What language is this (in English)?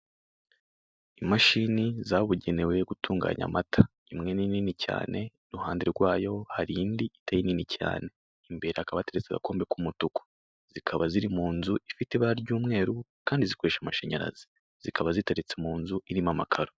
Kinyarwanda